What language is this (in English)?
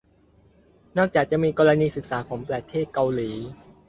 Thai